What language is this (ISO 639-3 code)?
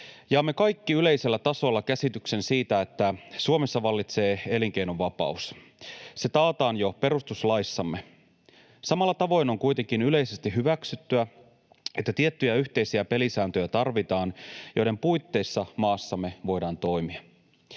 fin